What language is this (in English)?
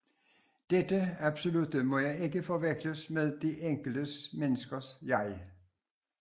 Danish